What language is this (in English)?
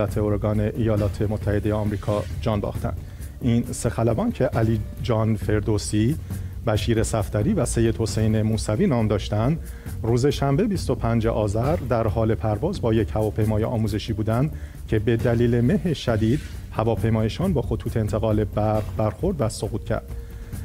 Persian